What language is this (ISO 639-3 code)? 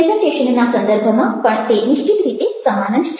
guj